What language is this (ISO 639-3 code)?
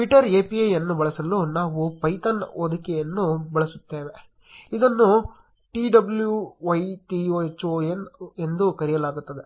kan